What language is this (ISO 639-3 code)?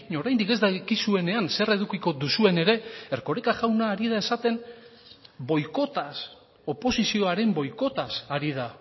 eus